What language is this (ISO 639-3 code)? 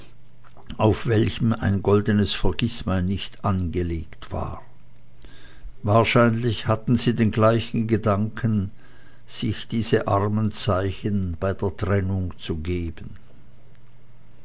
deu